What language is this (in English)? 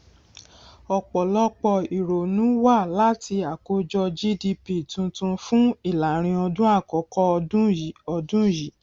Yoruba